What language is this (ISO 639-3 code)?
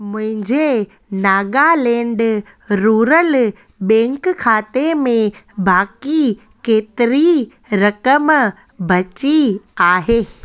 snd